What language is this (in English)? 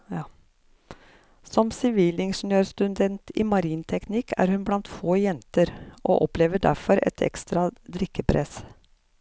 Norwegian